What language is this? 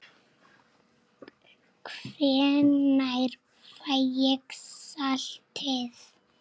Icelandic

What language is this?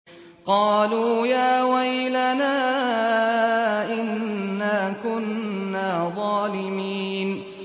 Arabic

